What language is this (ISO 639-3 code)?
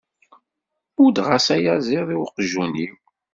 kab